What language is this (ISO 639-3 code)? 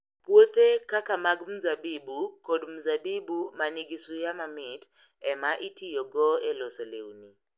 luo